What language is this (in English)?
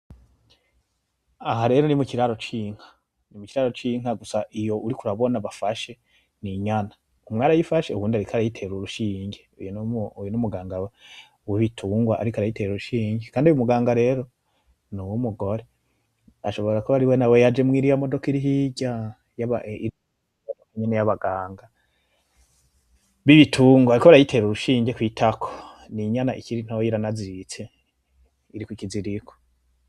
Rundi